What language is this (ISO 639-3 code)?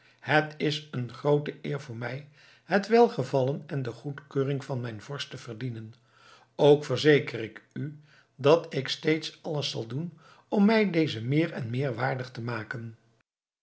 nld